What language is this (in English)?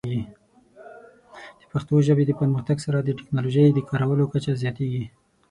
Pashto